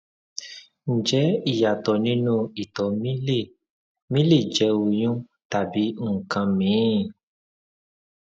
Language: Yoruba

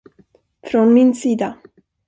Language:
Swedish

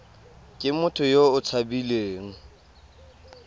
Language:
Tswana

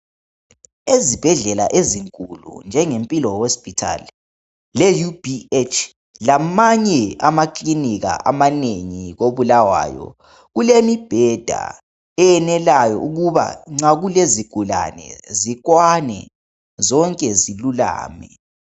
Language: North Ndebele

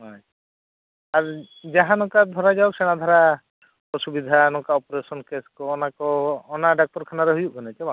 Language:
Santali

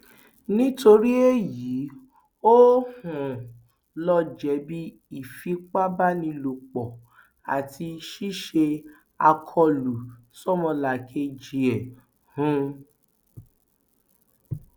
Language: Yoruba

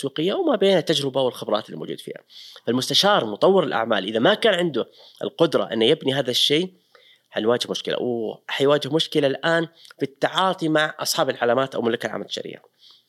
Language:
Arabic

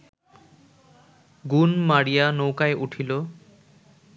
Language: Bangla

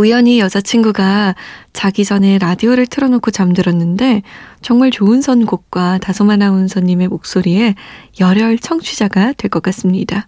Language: Korean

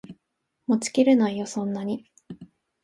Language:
Japanese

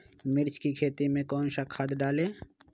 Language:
Magahi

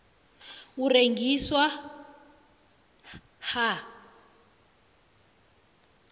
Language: South Ndebele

